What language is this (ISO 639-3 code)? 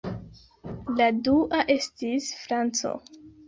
epo